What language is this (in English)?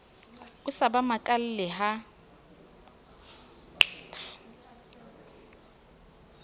Southern Sotho